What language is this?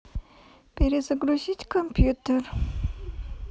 Russian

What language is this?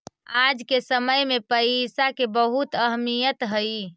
Magahi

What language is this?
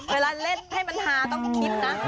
Thai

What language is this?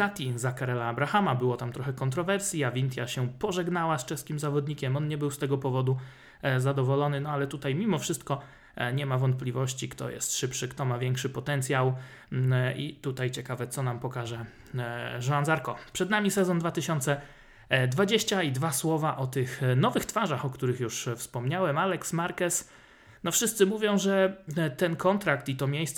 Polish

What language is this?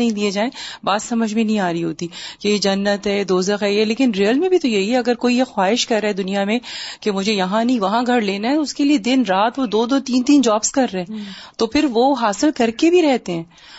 Urdu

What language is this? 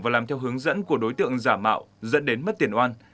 Vietnamese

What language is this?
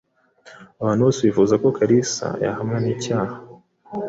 Kinyarwanda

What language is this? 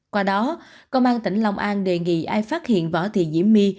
Vietnamese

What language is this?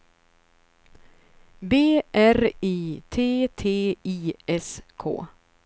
Swedish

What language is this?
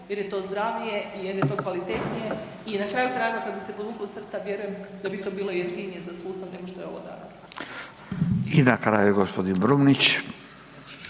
Croatian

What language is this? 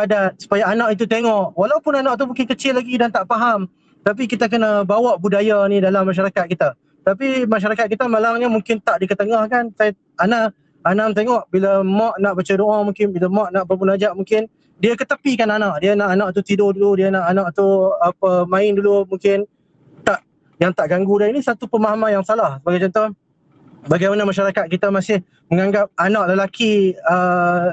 Malay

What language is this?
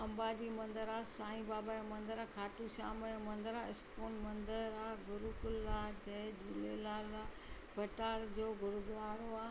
Sindhi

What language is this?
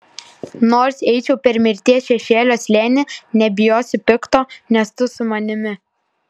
Lithuanian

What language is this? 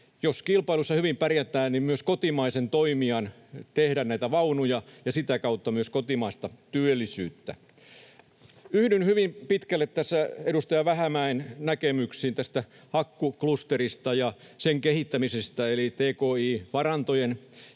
Finnish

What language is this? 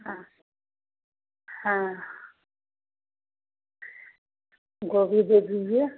Hindi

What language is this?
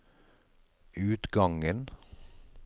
Norwegian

